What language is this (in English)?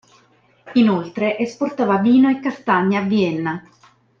Italian